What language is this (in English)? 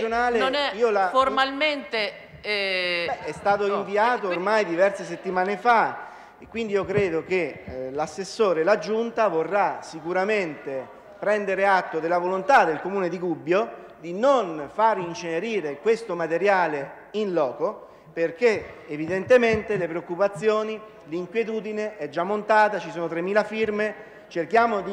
Italian